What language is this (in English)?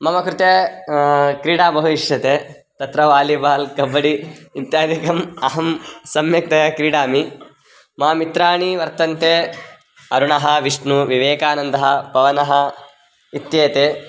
Sanskrit